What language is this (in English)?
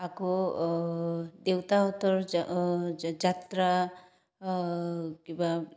Assamese